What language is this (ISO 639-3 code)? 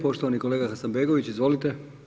hrv